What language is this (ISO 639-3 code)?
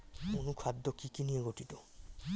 ben